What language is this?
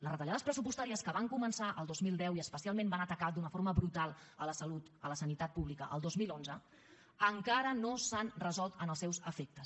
Catalan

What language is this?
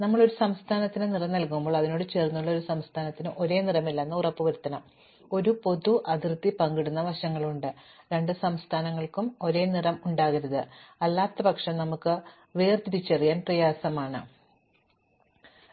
Malayalam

